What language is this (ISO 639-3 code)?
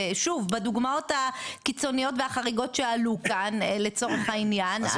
heb